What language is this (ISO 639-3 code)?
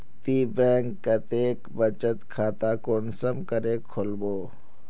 mag